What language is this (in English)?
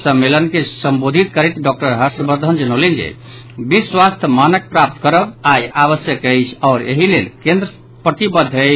Maithili